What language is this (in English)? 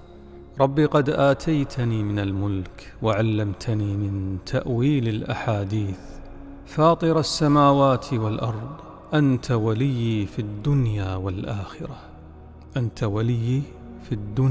Arabic